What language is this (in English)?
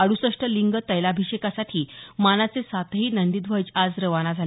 Marathi